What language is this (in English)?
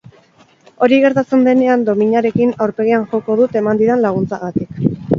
Basque